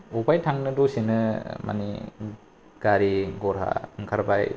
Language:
Bodo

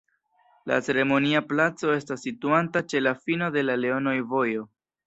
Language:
Esperanto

